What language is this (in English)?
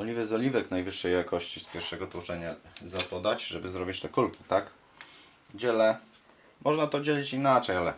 Polish